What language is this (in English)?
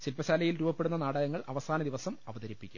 Malayalam